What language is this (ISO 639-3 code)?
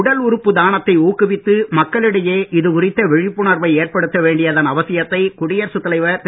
tam